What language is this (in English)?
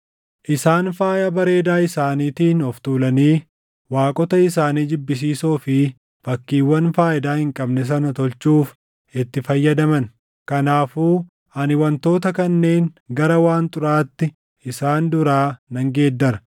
Oromo